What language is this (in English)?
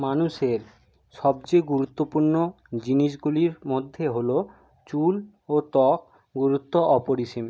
Bangla